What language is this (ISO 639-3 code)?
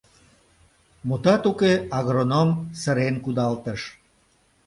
chm